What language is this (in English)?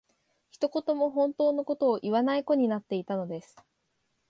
Japanese